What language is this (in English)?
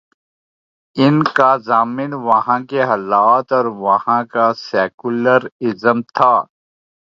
Urdu